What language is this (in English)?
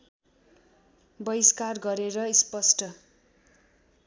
Nepali